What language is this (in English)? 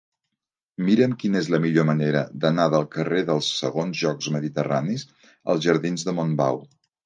Catalan